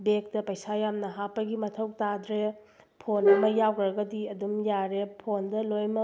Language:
Manipuri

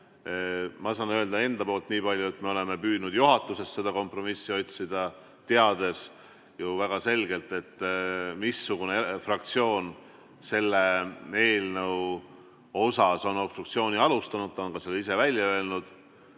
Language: Estonian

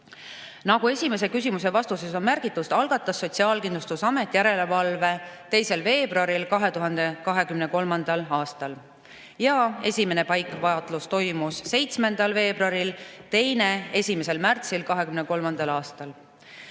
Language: Estonian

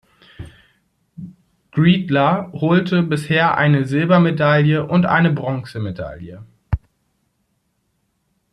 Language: German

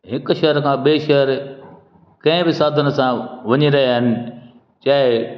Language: Sindhi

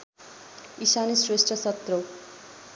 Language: Nepali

